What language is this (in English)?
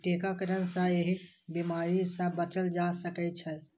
Maithili